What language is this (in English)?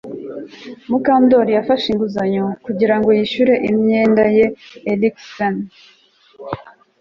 Kinyarwanda